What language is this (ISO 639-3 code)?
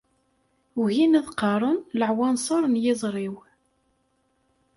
kab